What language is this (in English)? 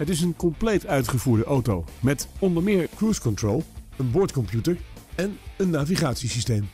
Dutch